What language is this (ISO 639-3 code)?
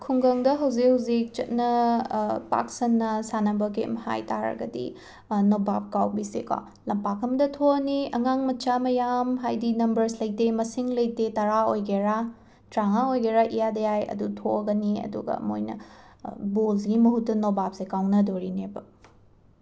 mni